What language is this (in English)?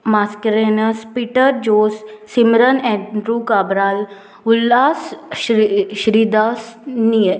Konkani